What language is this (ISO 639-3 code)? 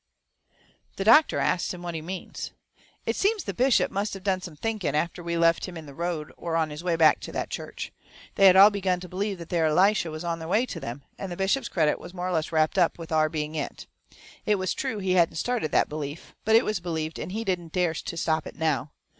eng